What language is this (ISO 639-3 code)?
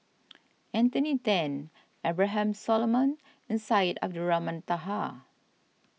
eng